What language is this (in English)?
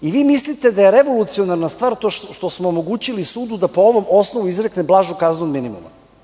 Serbian